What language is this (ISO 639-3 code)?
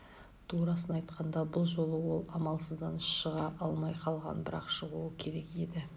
kaz